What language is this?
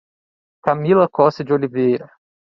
Portuguese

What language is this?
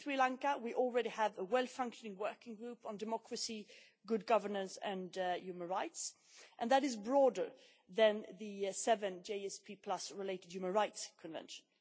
English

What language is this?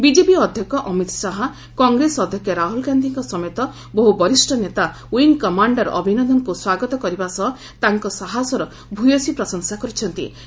Odia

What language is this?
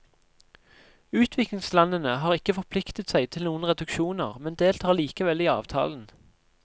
Norwegian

